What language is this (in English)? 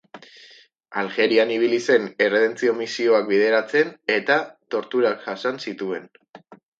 Basque